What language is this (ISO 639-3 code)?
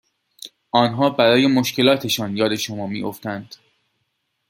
fas